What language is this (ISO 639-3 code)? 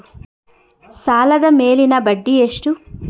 kan